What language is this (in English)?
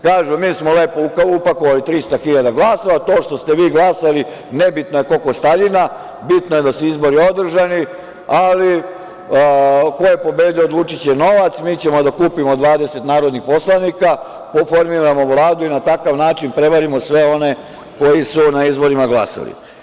Serbian